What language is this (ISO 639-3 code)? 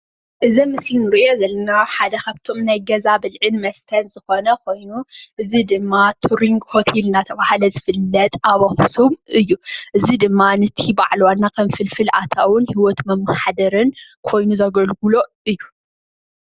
tir